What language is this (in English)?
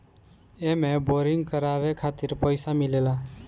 Bhojpuri